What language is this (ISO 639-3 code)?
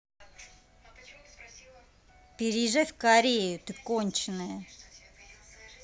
rus